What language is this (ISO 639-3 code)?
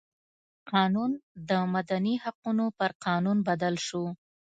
pus